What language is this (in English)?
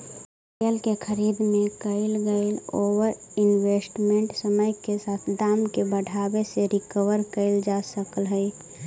Magahi